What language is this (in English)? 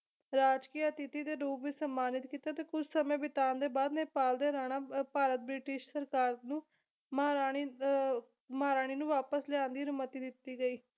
Punjabi